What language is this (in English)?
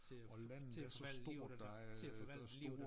Danish